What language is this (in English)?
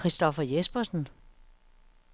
Danish